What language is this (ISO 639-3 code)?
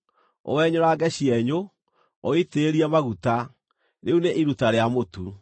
kik